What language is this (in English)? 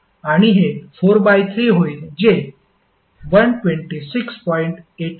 Marathi